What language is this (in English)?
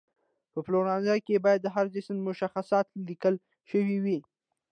Pashto